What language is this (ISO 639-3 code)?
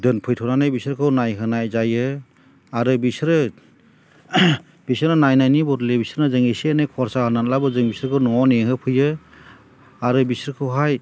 brx